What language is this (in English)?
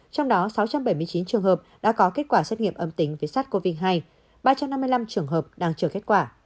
Vietnamese